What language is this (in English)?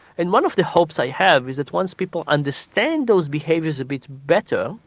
English